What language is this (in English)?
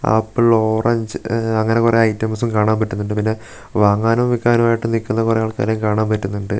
Malayalam